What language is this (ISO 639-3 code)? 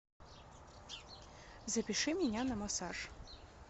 rus